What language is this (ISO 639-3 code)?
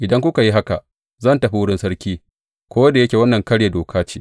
hau